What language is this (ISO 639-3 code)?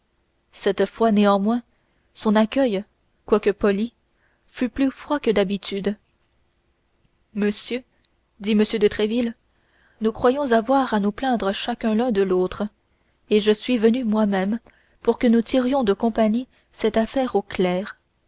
fra